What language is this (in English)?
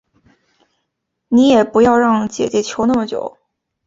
Chinese